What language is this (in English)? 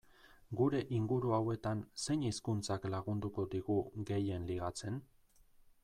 Basque